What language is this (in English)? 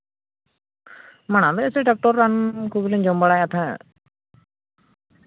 Santali